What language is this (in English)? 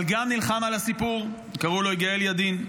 Hebrew